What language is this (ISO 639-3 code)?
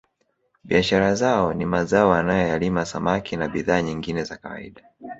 swa